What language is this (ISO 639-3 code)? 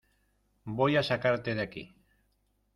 spa